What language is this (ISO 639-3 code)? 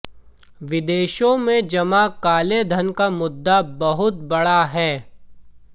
hin